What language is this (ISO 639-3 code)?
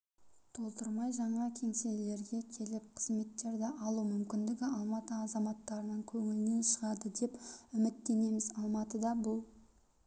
kaz